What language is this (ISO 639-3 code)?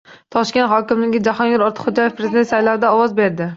uzb